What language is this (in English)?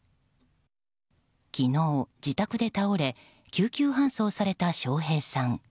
Japanese